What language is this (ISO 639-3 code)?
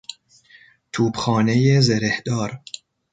fas